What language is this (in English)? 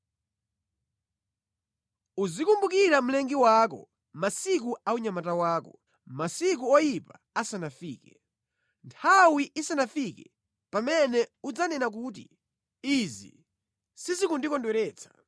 Nyanja